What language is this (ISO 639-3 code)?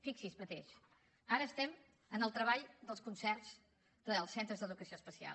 cat